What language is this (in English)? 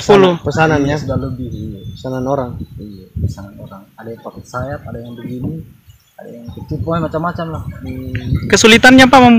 Indonesian